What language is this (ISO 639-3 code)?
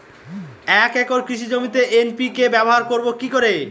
ben